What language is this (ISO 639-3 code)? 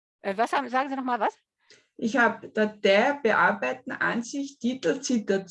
deu